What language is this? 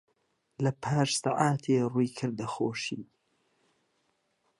Central Kurdish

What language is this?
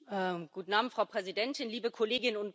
German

